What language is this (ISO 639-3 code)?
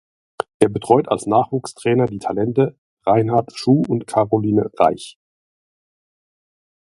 deu